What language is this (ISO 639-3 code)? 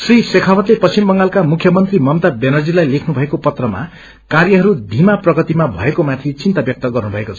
nep